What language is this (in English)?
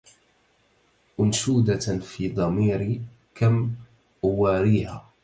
Arabic